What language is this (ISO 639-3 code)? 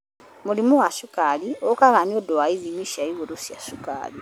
kik